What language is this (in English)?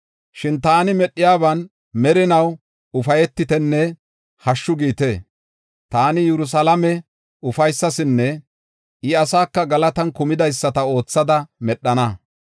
Gofa